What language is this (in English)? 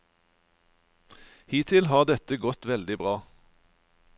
Norwegian